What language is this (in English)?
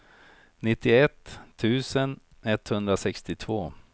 Swedish